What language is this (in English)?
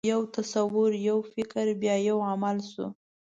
Pashto